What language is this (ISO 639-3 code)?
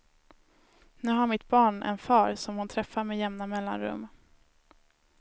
swe